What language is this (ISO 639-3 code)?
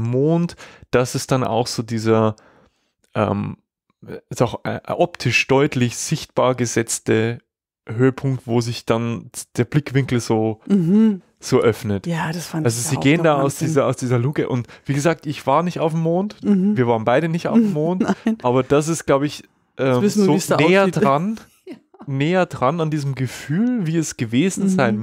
deu